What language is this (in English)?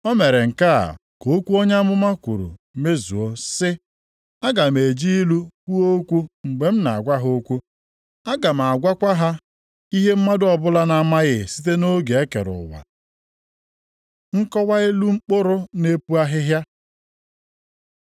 Igbo